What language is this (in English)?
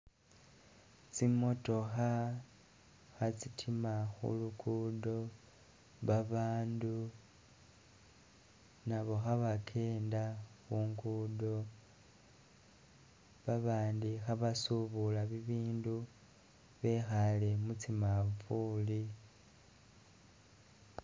Masaaba